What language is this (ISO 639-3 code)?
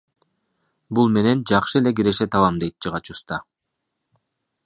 kir